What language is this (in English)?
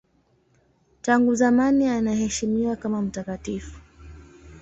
Swahili